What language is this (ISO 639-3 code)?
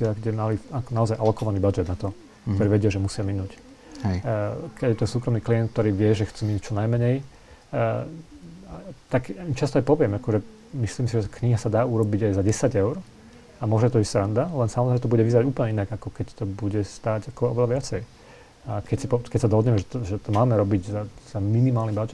slk